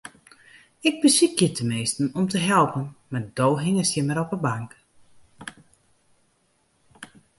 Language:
Western Frisian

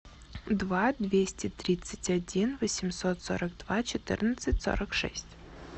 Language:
Russian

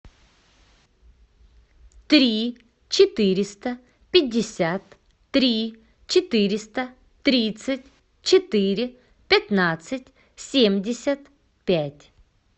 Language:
Russian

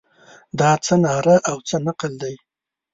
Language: Pashto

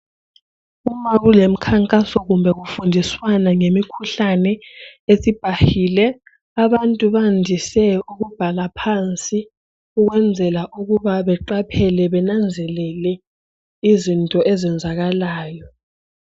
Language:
North Ndebele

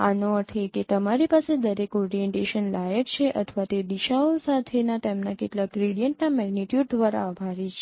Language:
Gujarati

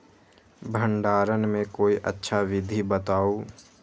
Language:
Magahi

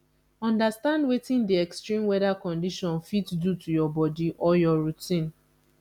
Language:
Nigerian Pidgin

